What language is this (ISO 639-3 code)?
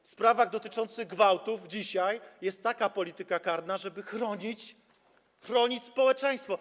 pol